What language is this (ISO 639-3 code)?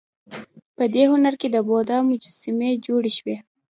pus